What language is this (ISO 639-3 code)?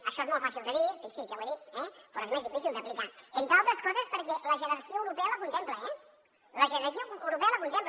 cat